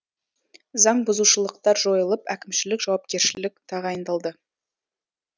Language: Kazakh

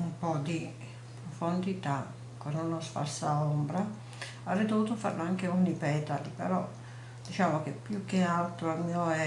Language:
Italian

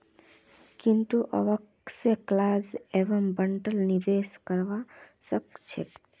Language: Magahi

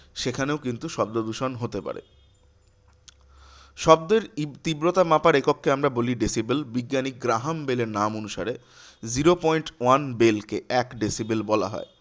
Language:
Bangla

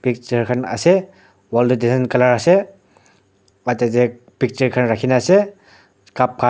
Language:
Naga Pidgin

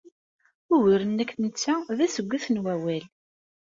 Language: Kabyle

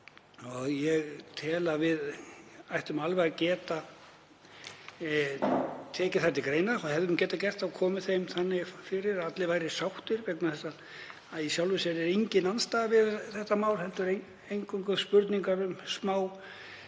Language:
Icelandic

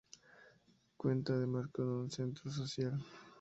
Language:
Spanish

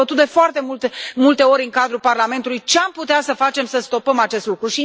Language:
Romanian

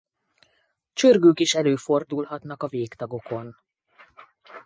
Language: Hungarian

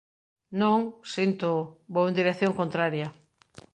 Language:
Galician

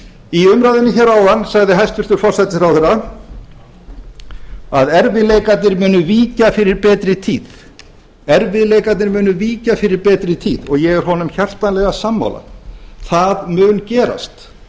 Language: Icelandic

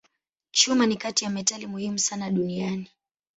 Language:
Swahili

